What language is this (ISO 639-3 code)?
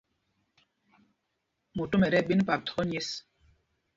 mgg